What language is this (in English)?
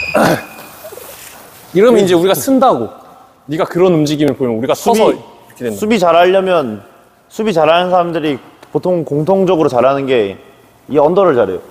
Korean